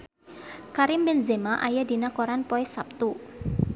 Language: Sundanese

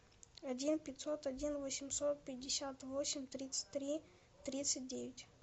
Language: Russian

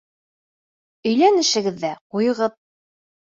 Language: Bashkir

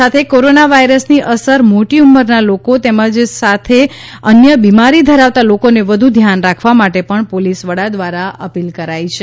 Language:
Gujarati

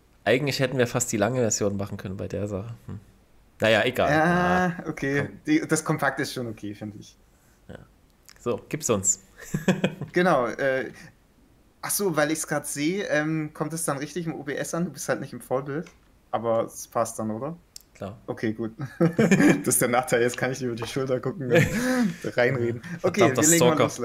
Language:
German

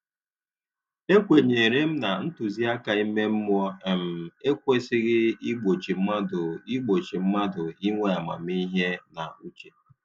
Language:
Igbo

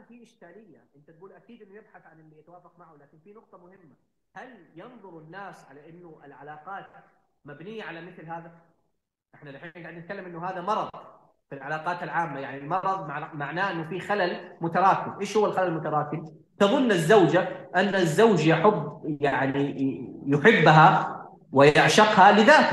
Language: Arabic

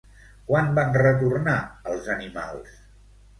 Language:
Catalan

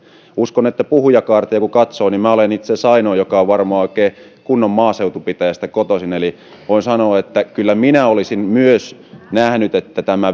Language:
Finnish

